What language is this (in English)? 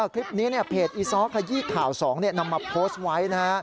Thai